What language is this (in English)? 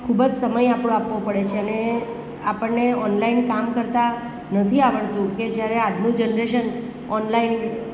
Gujarati